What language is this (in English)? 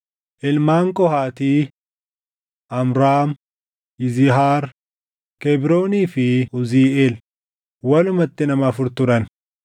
Oromo